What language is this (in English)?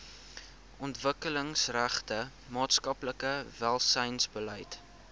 Afrikaans